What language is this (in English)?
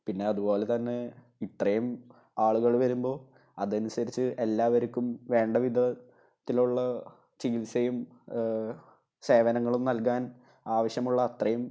Malayalam